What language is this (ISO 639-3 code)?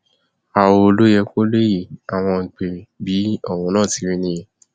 yor